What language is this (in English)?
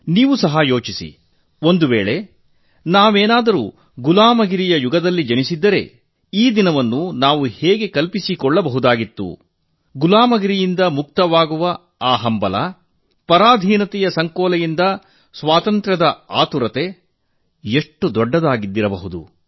Kannada